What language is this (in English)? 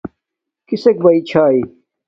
Domaaki